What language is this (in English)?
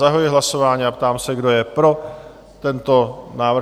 Czech